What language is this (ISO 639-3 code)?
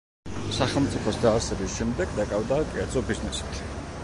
kat